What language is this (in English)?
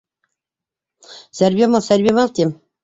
Bashkir